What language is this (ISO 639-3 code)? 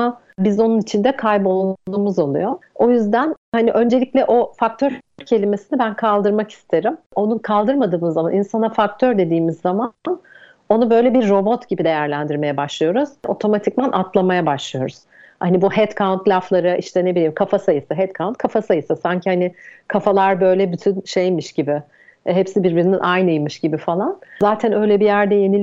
tur